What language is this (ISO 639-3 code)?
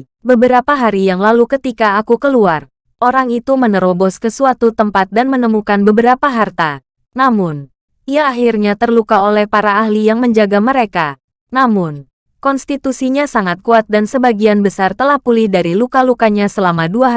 ind